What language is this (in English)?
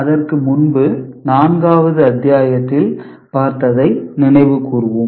Tamil